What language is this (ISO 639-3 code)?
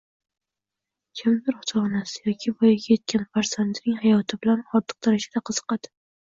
uzb